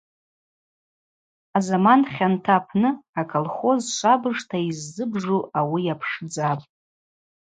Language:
Abaza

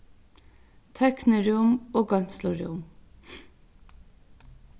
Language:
Faroese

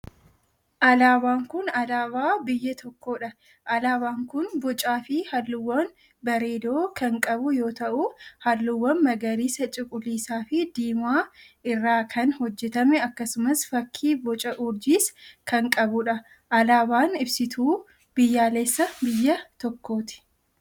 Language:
Oromo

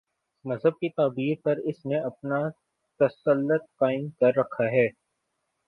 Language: Urdu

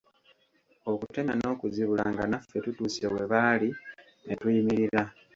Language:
Ganda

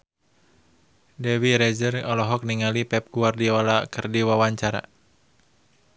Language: Sundanese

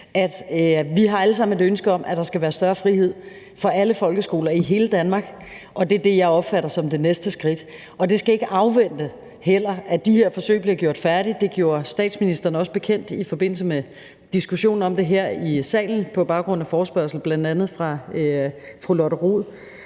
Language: Danish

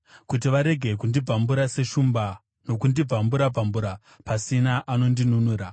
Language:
Shona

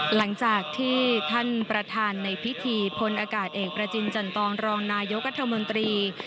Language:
Thai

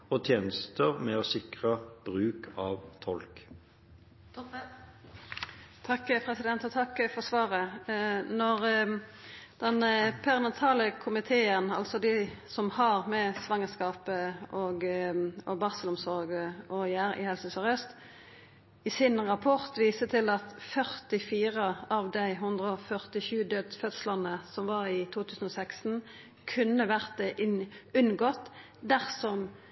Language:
Norwegian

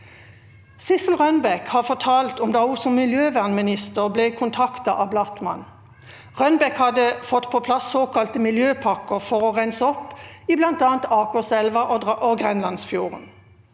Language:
Norwegian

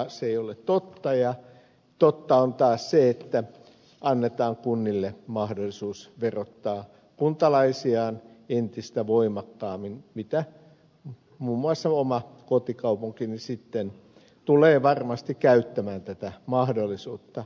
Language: Finnish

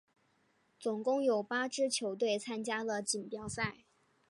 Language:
Chinese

